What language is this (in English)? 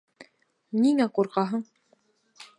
Bashkir